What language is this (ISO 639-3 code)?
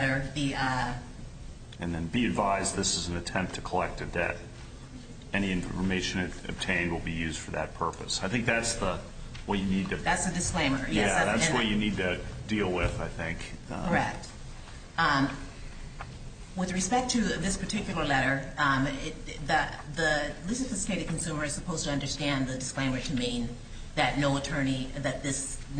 eng